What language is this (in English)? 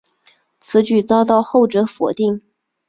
Chinese